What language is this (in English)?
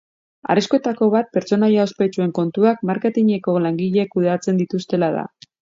Basque